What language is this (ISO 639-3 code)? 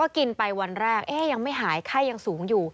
tha